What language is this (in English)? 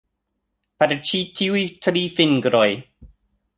Esperanto